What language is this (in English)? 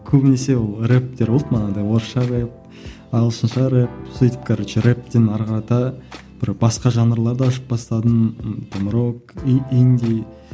Kazakh